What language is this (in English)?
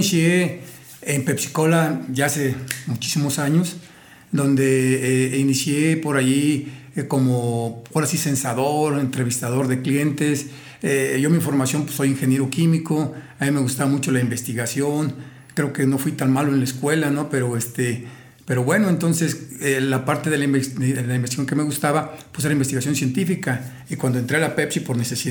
Spanish